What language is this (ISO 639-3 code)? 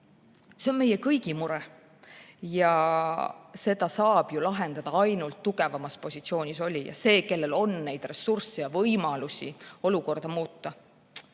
est